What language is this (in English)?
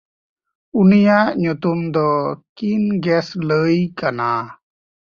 Santali